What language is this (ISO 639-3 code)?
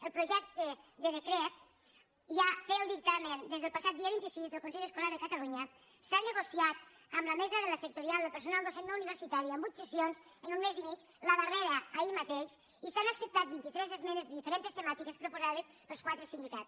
cat